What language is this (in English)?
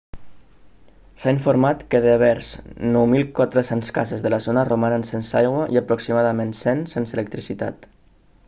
Catalan